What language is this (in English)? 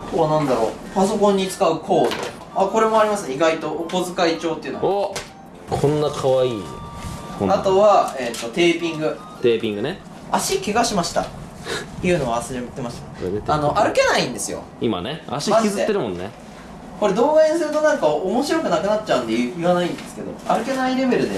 Japanese